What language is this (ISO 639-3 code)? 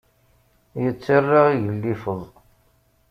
kab